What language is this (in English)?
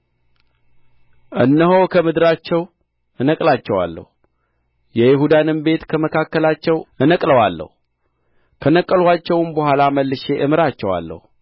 Amharic